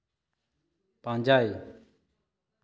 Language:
Santali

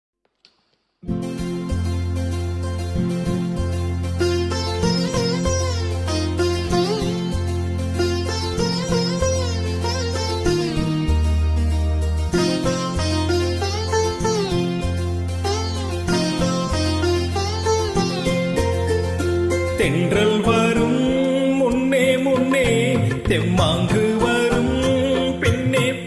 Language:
Tamil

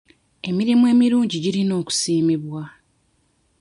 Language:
Ganda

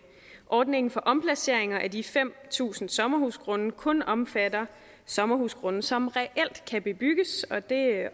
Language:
Danish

